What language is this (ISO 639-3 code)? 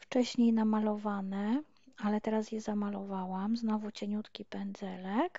pol